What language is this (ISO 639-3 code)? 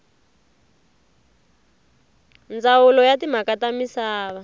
tso